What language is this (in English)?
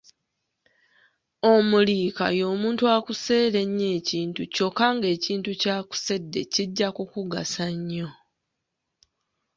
Ganda